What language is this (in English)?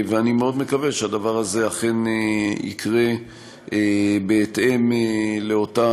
Hebrew